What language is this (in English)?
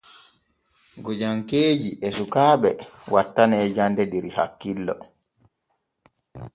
Borgu Fulfulde